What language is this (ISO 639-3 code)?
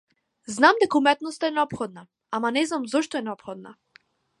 mkd